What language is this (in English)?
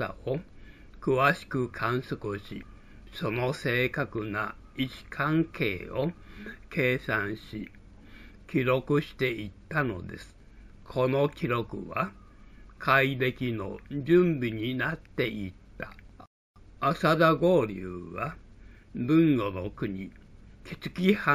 Japanese